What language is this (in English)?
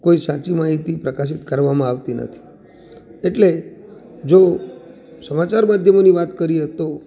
Gujarati